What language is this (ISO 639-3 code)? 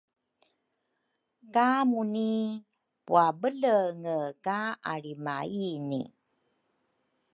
dru